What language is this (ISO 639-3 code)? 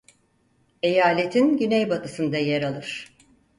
tur